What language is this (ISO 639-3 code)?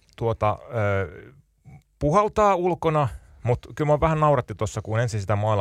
fin